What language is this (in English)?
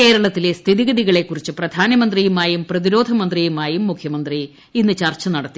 Malayalam